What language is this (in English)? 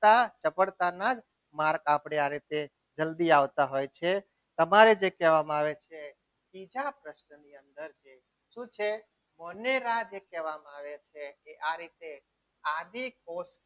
Gujarati